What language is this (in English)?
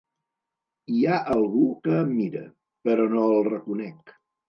Catalan